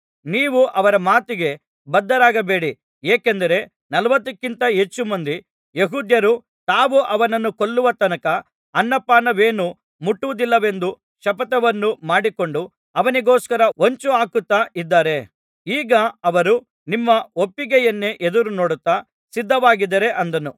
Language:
Kannada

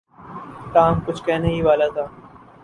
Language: Urdu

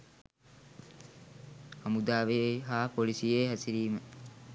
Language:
Sinhala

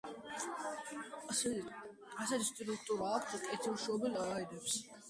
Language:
Georgian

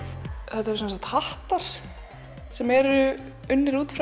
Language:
Icelandic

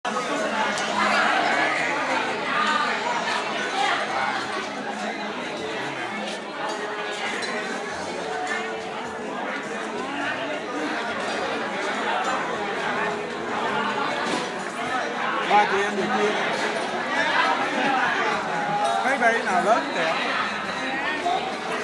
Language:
Vietnamese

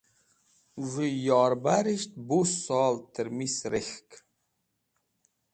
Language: Wakhi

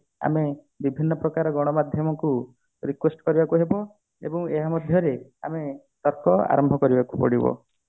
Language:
Odia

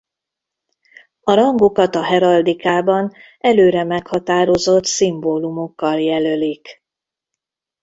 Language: Hungarian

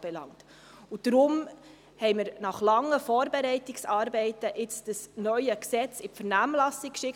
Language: Swiss German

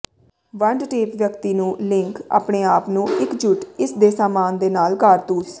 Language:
Punjabi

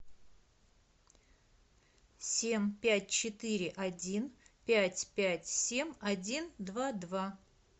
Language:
Russian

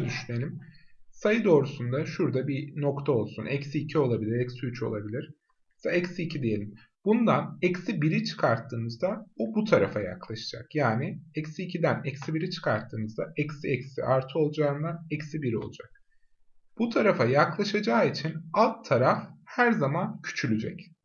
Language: Turkish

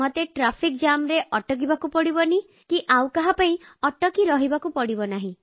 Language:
Odia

